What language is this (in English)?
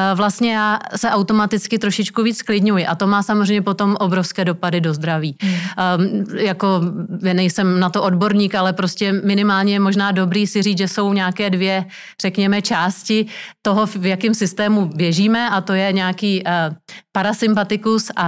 Czech